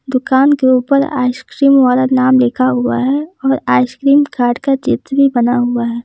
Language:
Hindi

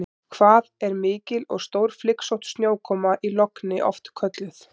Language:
Icelandic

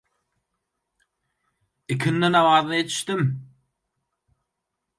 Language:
Turkmen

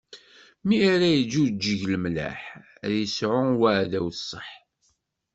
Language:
Kabyle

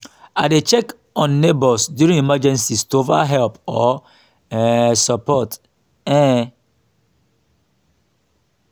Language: Nigerian Pidgin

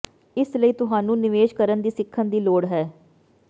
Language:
Punjabi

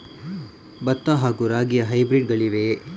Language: Kannada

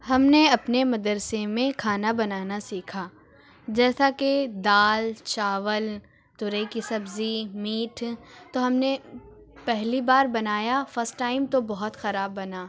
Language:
Urdu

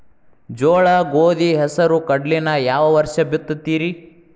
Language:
Kannada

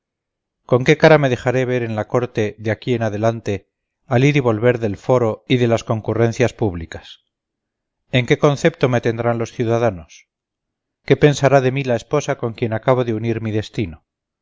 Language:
Spanish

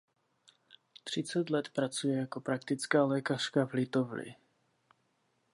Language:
Czech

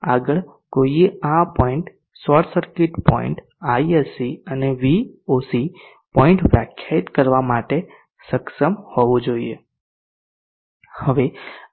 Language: Gujarati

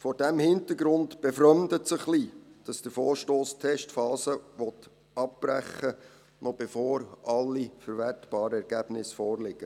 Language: Swiss German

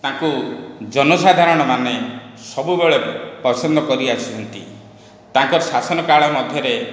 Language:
Odia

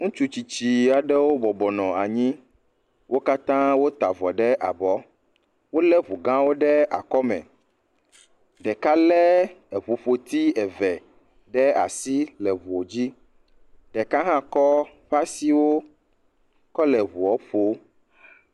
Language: Ewe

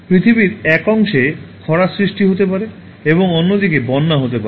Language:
Bangla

